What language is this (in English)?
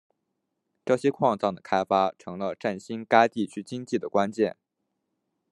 Chinese